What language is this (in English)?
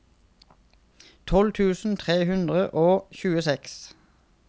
Norwegian